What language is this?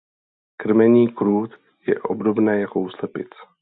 Czech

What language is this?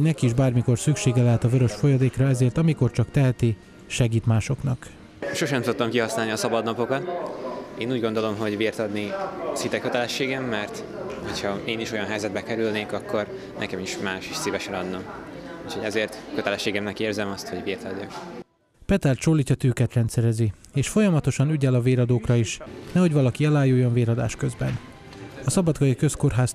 Hungarian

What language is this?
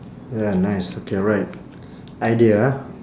English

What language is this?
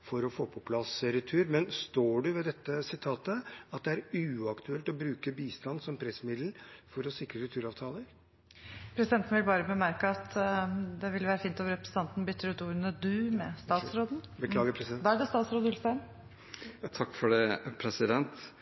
Norwegian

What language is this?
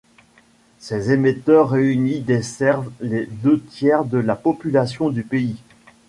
French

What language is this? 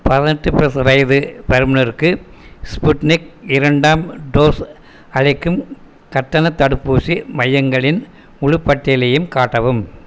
Tamil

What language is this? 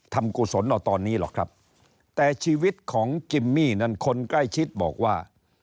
Thai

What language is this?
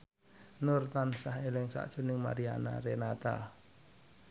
Javanese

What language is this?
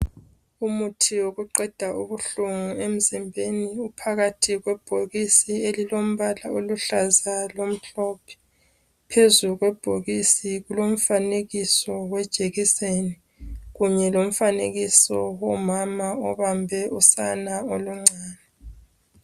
North Ndebele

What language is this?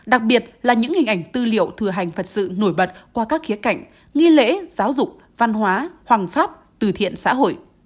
Vietnamese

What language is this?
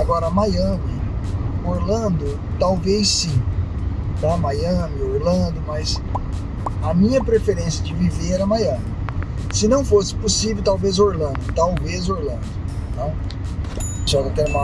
Portuguese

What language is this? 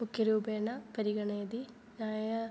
Sanskrit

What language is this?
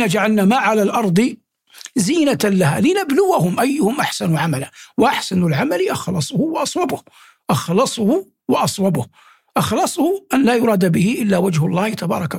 Arabic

